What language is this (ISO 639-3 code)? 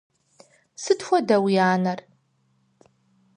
kbd